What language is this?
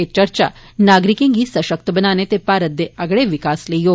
Dogri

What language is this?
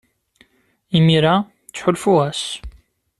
Kabyle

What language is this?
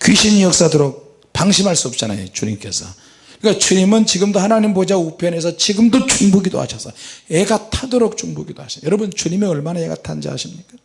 Korean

